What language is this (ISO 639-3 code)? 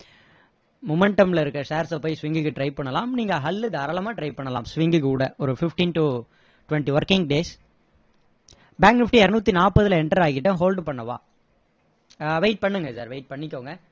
tam